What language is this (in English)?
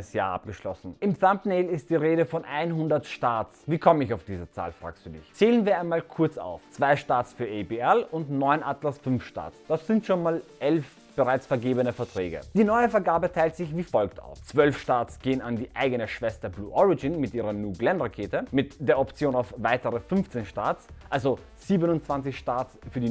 German